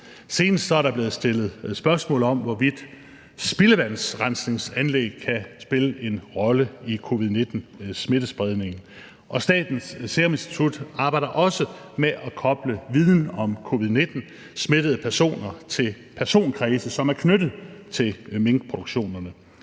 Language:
Danish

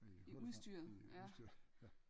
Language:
Danish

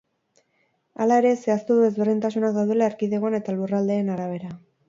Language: Basque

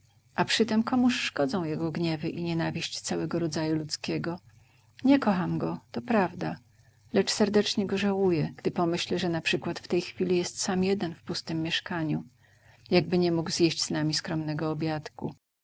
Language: Polish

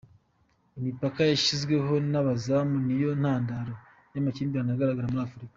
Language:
Kinyarwanda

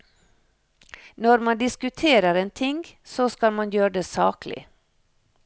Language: Norwegian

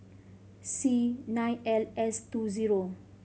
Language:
English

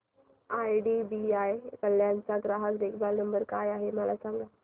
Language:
Marathi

